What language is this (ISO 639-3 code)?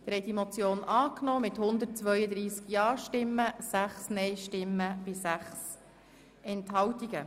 gsw